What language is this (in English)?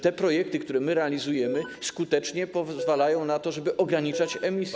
Polish